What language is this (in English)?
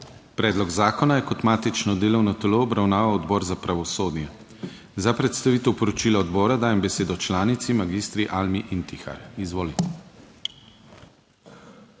Slovenian